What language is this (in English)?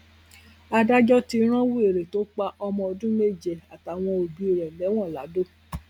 Yoruba